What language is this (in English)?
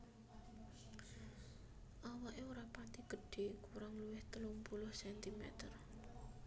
Javanese